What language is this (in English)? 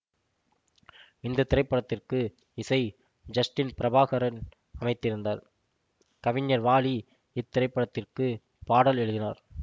Tamil